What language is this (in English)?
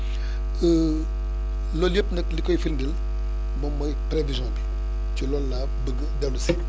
Wolof